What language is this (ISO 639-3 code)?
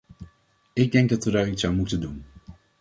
nld